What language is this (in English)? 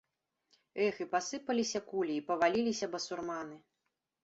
Belarusian